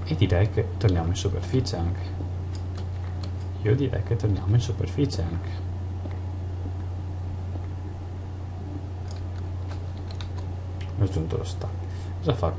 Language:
Italian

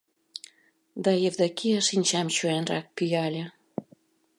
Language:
Mari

